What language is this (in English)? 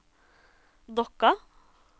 Norwegian